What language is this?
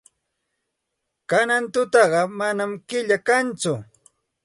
Santa Ana de Tusi Pasco Quechua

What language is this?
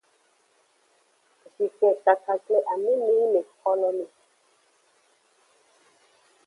Aja (Benin)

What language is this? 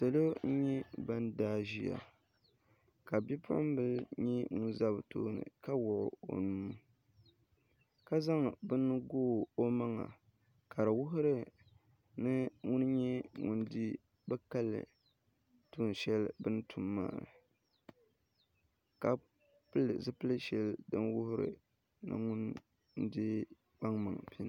Dagbani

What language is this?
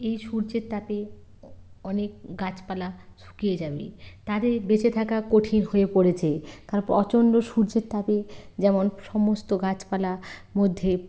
Bangla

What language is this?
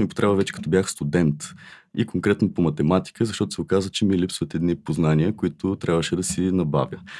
Bulgarian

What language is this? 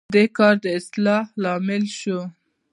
Pashto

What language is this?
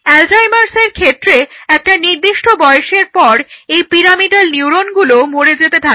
Bangla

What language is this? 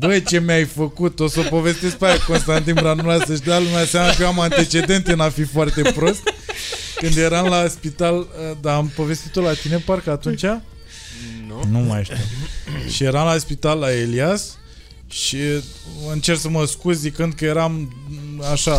Romanian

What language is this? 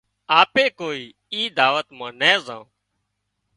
Wadiyara Koli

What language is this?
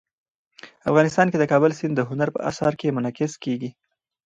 Pashto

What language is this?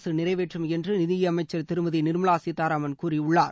Tamil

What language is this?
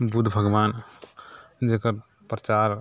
Maithili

